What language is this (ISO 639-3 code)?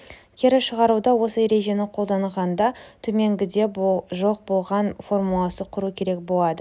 kaz